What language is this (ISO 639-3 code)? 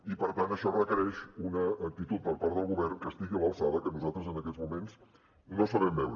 cat